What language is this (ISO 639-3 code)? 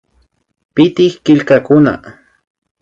qvi